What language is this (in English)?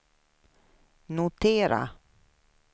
Swedish